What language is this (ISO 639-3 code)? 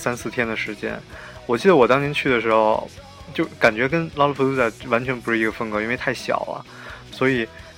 zho